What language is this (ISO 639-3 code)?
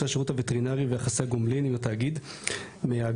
heb